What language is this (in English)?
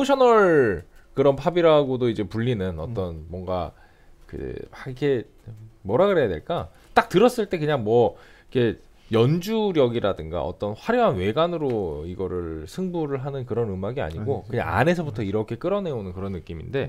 Korean